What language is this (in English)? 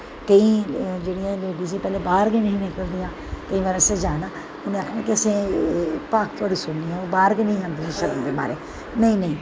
Dogri